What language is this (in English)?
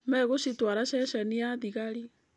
Kikuyu